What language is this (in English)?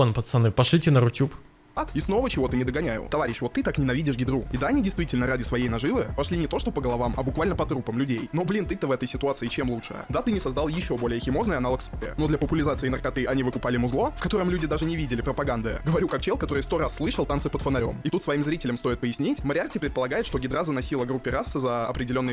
Russian